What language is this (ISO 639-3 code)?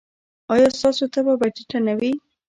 pus